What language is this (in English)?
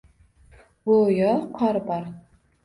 Uzbek